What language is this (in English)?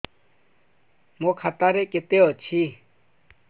Odia